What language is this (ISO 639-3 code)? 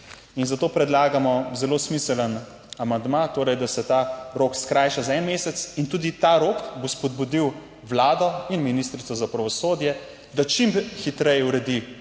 slv